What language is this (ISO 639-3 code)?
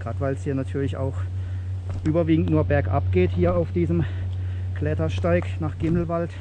deu